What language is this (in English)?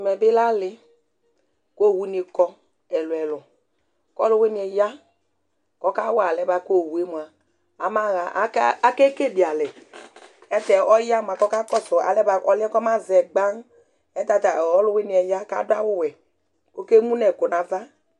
Ikposo